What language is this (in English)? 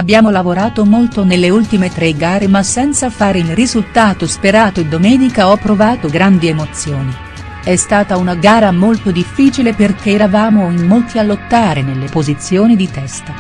Italian